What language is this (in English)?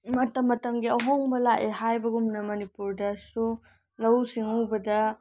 Manipuri